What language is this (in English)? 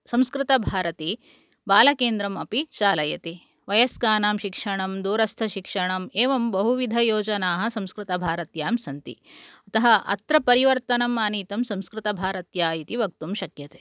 Sanskrit